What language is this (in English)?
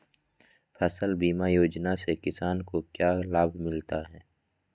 Magahi